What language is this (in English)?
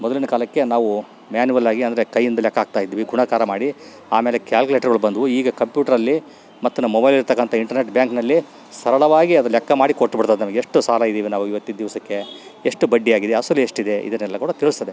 Kannada